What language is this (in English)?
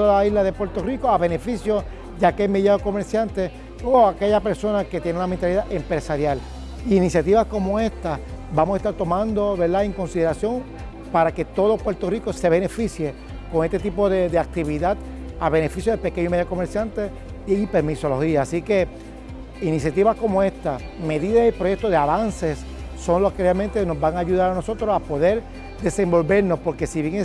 Spanish